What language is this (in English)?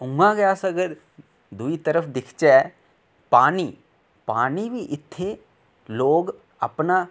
Dogri